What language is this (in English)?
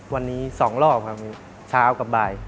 Thai